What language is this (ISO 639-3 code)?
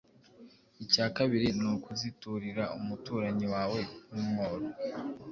kin